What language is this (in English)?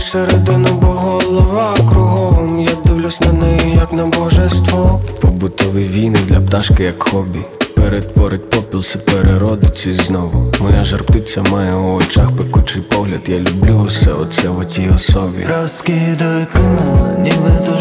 Ukrainian